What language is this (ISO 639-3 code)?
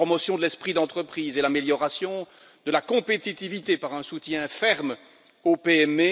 fra